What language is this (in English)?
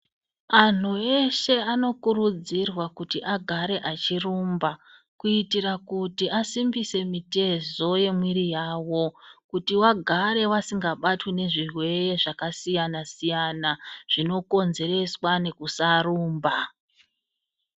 Ndau